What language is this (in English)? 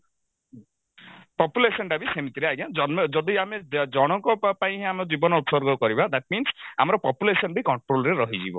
Odia